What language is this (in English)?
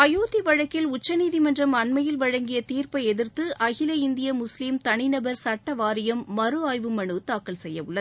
Tamil